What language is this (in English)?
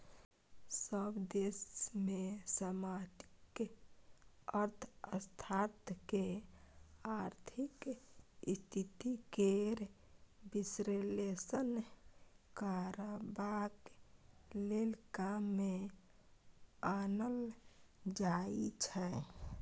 Maithili